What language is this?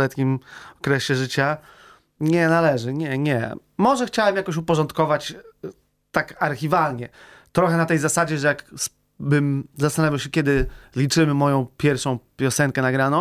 Polish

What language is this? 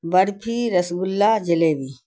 Urdu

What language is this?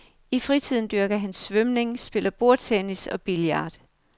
Danish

